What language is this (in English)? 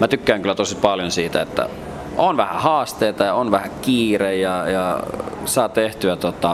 Finnish